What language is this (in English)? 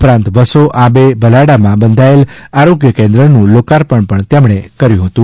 Gujarati